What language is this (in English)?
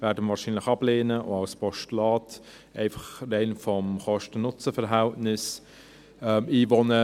Swiss German